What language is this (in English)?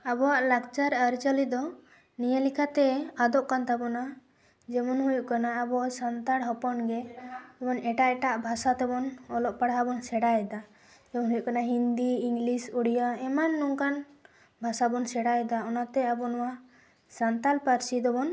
Santali